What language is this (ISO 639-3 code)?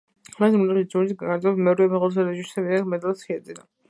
kat